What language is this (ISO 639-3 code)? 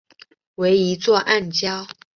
zho